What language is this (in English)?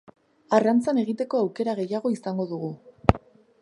Basque